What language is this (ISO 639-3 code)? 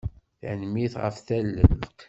kab